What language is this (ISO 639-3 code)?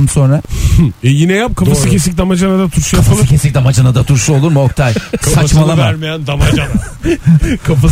tur